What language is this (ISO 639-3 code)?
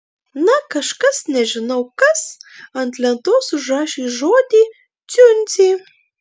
lit